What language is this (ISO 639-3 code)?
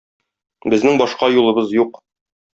tat